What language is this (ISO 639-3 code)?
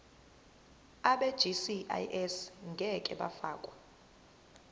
zul